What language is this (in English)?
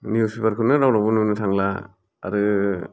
Bodo